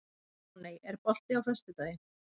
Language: Icelandic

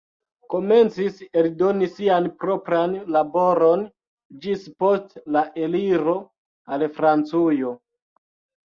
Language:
Esperanto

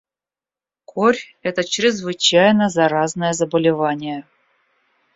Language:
Russian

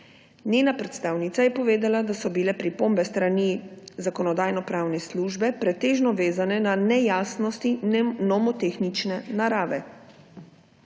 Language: Slovenian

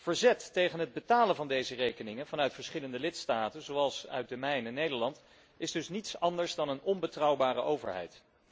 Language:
Dutch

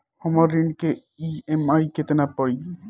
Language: Bhojpuri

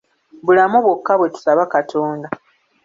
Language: Ganda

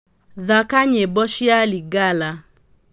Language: Kikuyu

